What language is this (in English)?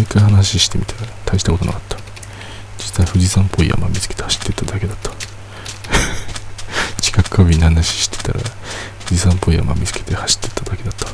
Japanese